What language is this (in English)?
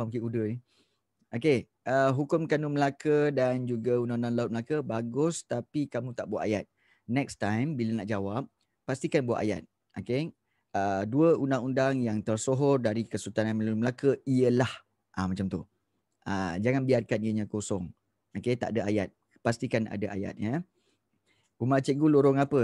Malay